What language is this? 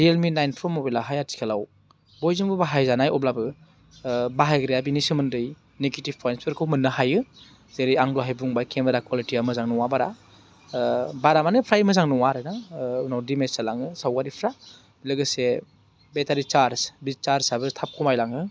Bodo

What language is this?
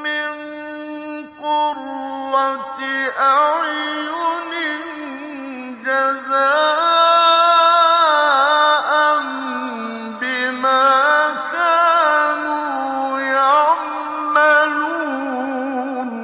Arabic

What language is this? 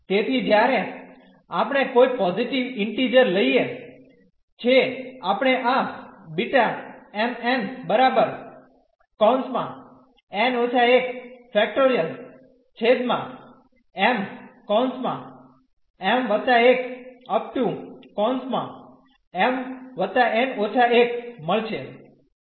Gujarati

